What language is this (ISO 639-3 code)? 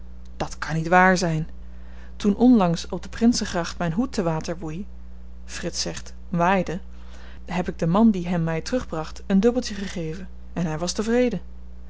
nld